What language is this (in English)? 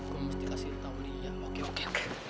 Indonesian